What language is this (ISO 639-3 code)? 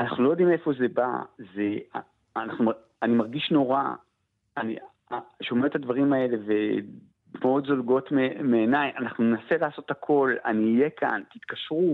heb